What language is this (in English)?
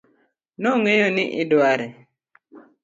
Luo (Kenya and Tanzania)